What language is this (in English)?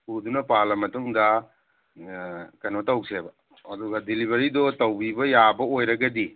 Manipuri